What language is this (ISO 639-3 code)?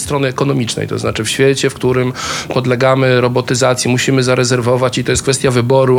pol